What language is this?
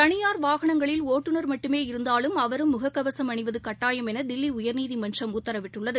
Tamil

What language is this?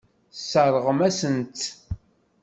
Kabyle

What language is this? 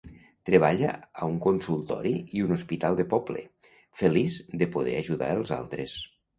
Catalan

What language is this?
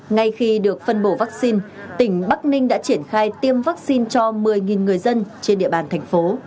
Vietnamese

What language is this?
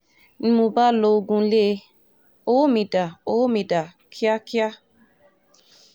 Yoruba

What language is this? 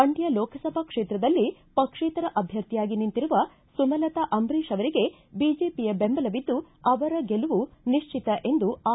Kannada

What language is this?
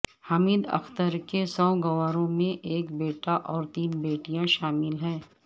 Urdu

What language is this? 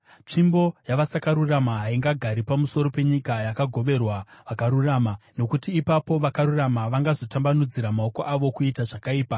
Shona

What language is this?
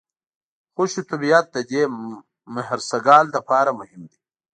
Pashto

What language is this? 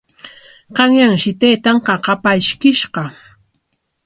Corongo Ancash Quechua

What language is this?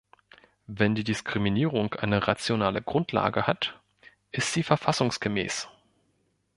German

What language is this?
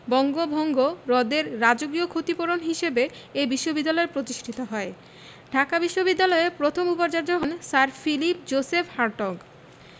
Bangla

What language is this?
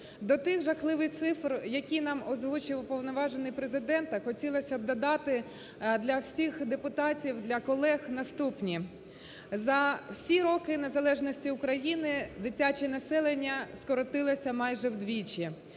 Ukrainian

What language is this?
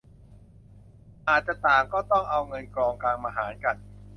Thai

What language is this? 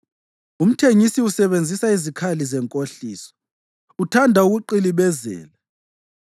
North Ndebele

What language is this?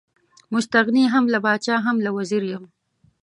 Pashto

